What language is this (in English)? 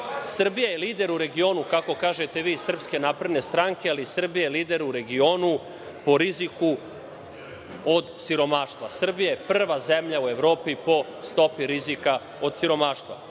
Serbian